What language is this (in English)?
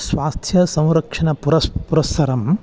Sanskrit